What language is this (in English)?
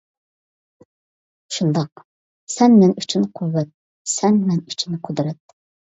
Uyghur